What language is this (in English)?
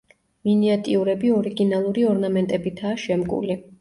Georgian